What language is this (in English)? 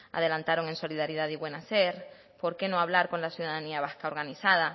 Spanish